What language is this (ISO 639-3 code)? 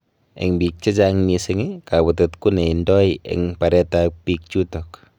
kln